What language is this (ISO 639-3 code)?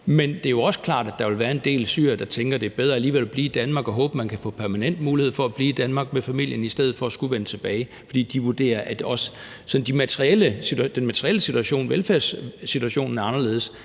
dan